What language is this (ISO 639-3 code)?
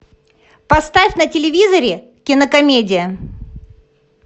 rus